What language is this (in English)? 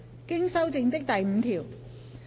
Cantonese